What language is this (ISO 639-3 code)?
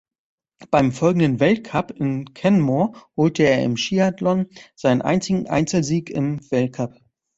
deu